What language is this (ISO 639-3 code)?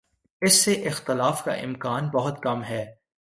urd